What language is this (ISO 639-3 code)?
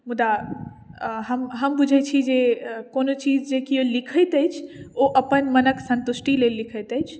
mai